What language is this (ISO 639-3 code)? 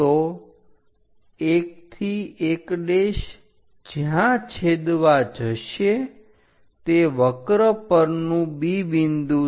guj